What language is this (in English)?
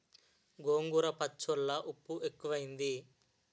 Telugu